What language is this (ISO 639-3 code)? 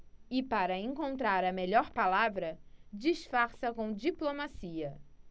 por